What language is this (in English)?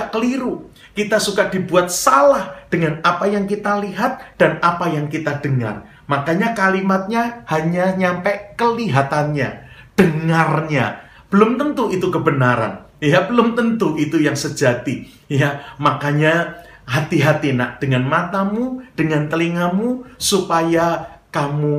Indonesian